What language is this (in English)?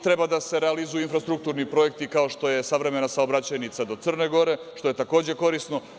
Serbian